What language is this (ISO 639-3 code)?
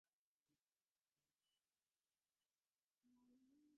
div